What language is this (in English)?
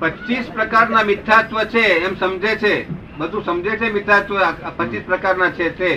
Gujarati